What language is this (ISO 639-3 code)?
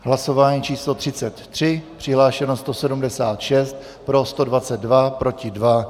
ces